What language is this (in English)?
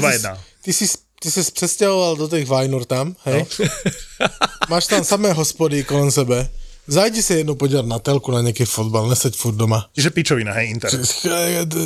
Slovak